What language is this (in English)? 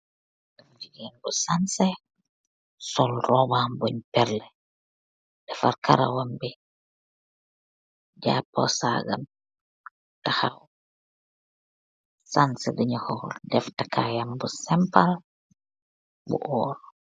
Wolof